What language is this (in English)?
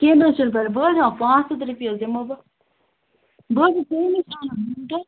Kashmiri